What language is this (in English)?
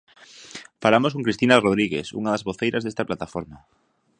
Galician